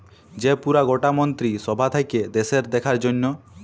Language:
Bangla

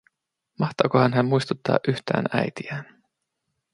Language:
Finnish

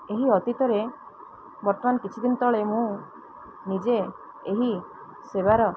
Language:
Odia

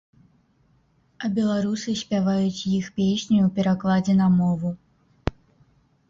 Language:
Belarusian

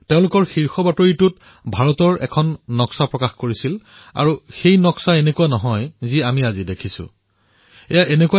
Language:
Assamese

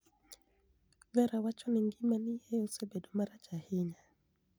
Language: Luo (Kenya and Tanzania)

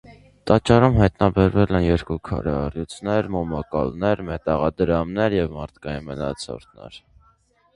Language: Armenian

